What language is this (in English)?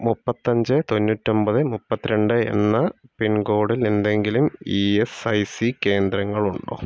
Malayalam